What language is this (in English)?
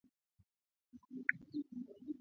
Swahili